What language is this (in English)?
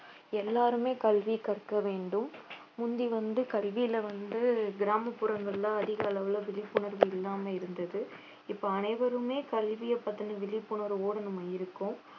Tamil